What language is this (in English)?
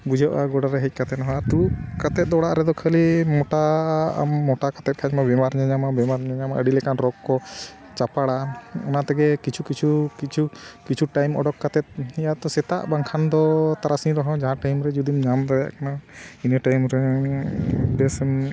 Santali